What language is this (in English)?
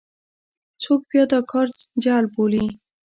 Pashto